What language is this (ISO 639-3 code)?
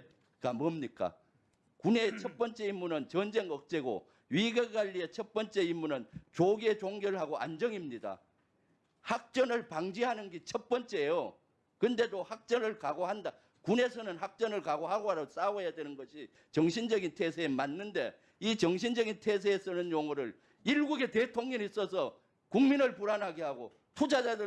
kor